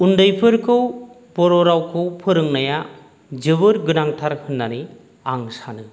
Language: Bodo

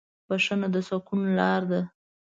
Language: Pashto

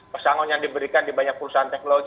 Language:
Indonesian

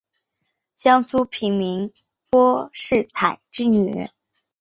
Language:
Chinese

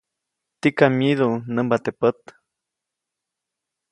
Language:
Copainalá Zoque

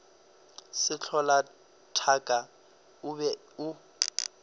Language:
Northern Sotho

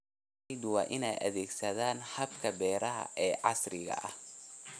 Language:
Somali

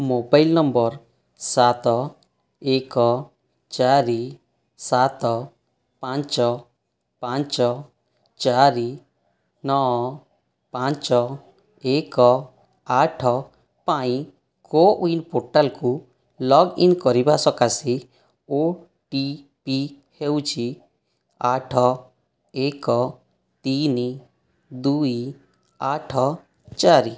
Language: Odia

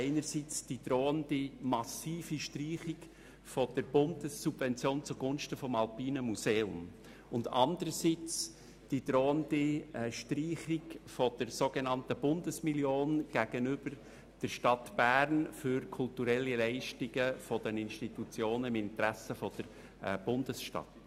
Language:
Swiss German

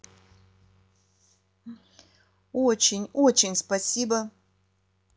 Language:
Russian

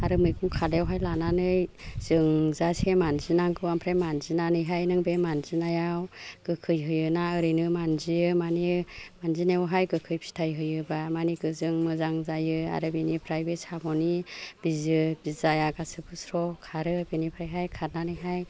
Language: Bodo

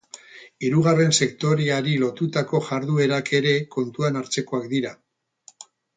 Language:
Basque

